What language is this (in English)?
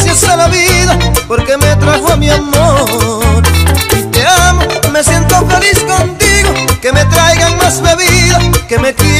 Arabic